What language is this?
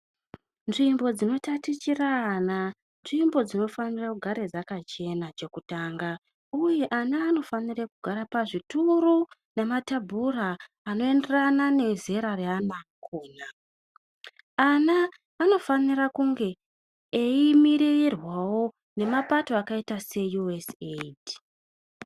Ndau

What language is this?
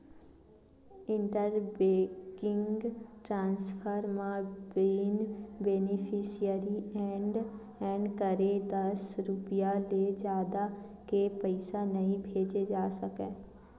Chhattisgarhi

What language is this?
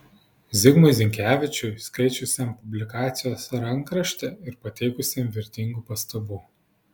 Lithuanian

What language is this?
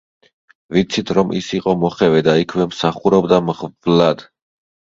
Georgian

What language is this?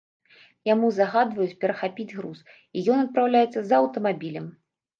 Belarusian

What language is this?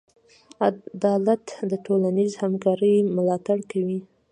Pashto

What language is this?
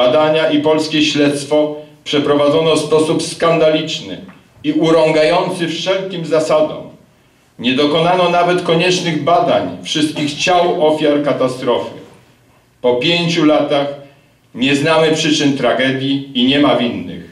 Polish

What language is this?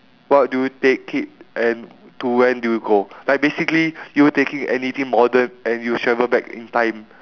English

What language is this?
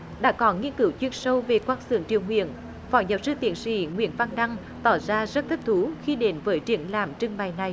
Vietnamese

